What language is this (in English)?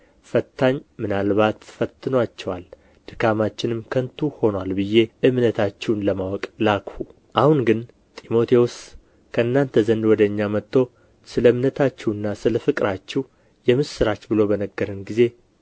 Amharic